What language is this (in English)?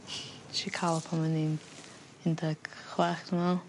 Welsh